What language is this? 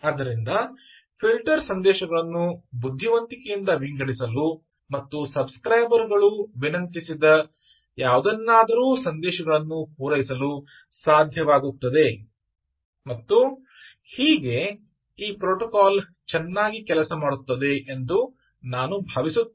Kannada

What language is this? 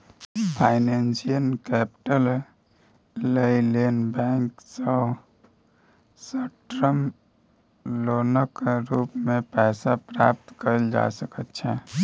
Maithili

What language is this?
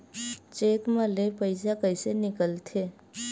Chhattisgarhi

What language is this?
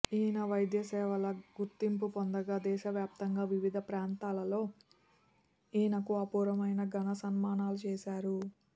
Telugu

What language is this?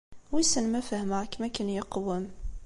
Kabyle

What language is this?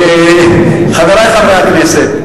Hebrew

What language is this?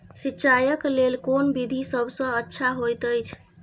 Maithili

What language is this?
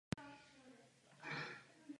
Czech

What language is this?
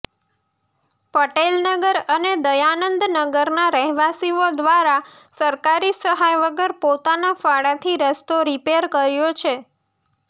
Gujarati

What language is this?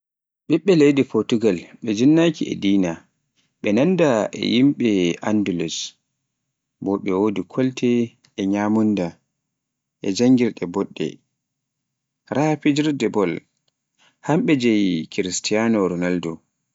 Pular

